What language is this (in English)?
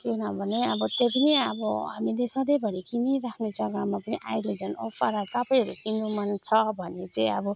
Nepali